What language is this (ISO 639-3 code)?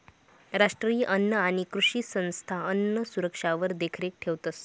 mar